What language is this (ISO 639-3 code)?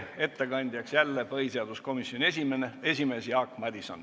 est